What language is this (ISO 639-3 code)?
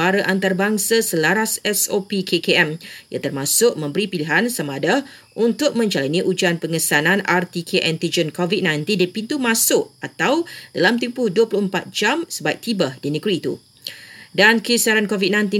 msa